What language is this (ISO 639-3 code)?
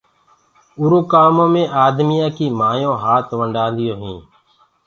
ggg